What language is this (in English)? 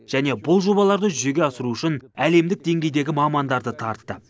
Kazakh